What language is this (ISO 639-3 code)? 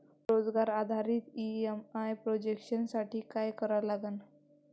mar